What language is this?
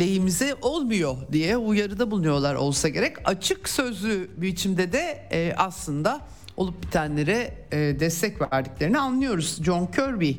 Turkish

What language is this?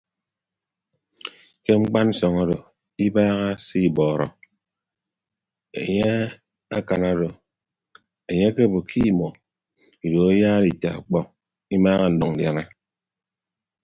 Ibibio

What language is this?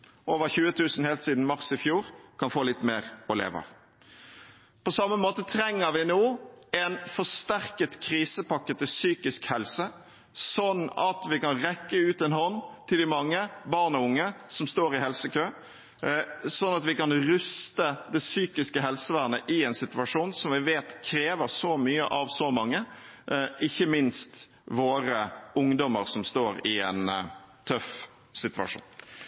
Norwegian Bokmål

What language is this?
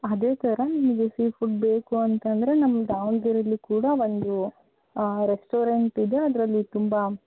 Kannada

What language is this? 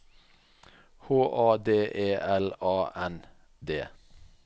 Norwegian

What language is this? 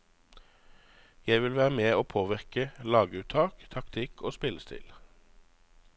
Norwegian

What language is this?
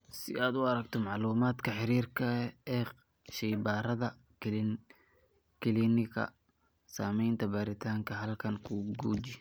Somali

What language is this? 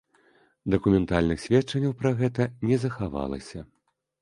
Belarusian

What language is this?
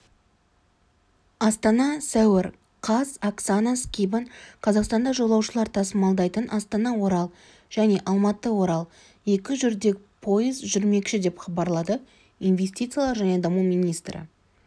Kazakh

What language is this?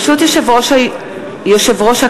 Hebrew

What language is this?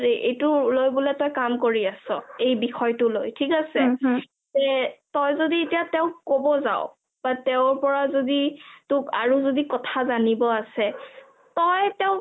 Assamese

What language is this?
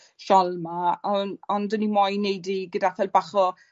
Welsh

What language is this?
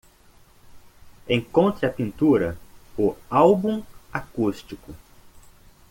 Portuguese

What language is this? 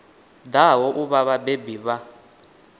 Venda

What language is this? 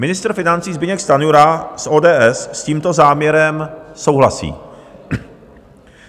Czech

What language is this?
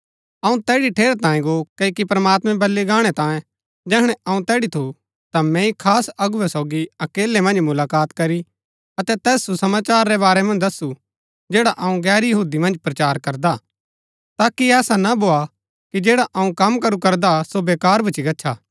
Gaddi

